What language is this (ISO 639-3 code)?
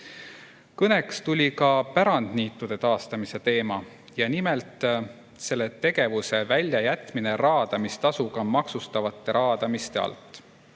est